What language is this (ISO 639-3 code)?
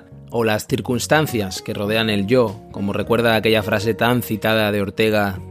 spa